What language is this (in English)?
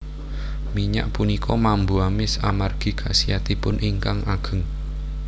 Javanese